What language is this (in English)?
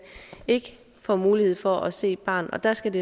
Danish